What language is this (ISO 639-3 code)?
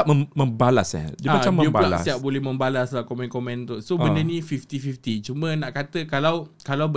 msa